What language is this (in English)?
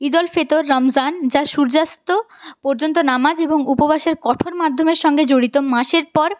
Bangla